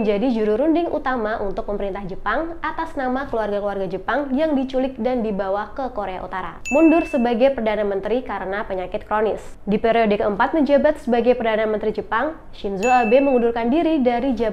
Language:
Indonesian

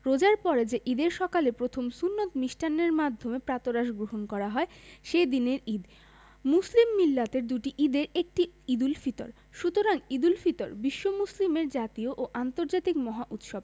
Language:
Bangla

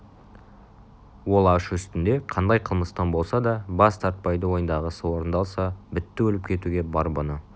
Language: Kazakh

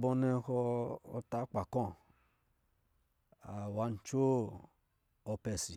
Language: Lijili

